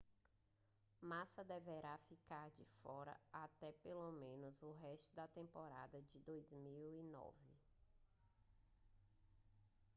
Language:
Portuguese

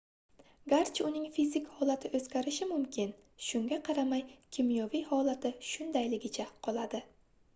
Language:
Uzbek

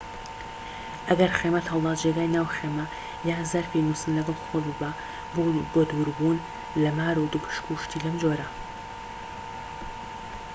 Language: Central Kurdish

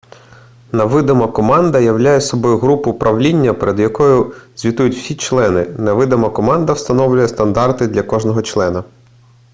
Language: Ukrainian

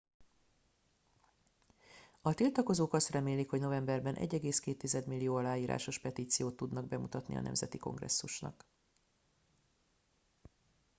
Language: Hungarian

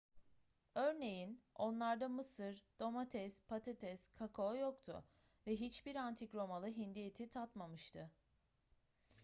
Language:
Turkish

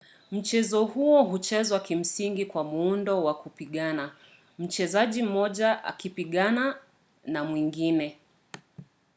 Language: Swahili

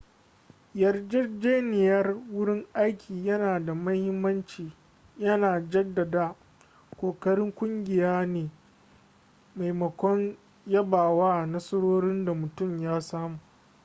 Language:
Hausa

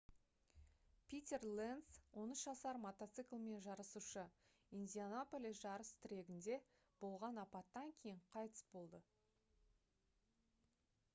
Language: Kazakh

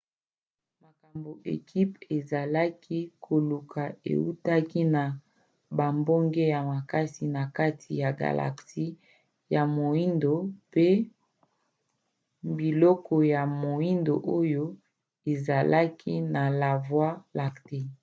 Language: Lingala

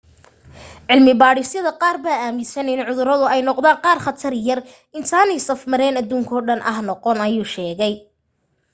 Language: Somali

